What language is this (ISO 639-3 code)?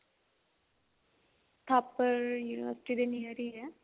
pan